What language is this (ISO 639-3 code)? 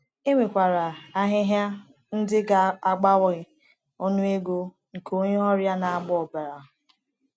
ibo